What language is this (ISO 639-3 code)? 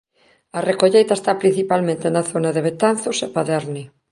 glg